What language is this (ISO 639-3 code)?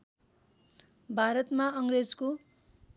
nep